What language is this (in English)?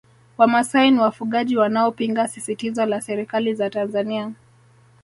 Swahili